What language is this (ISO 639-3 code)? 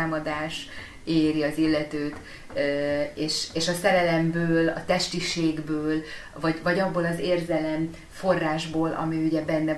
hun